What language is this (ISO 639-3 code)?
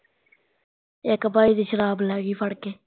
pan